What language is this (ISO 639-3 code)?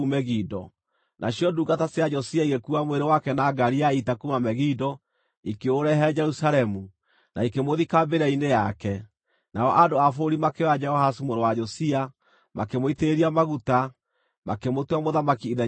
kik